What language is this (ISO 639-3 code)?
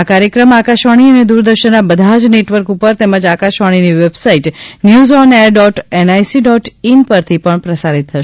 guj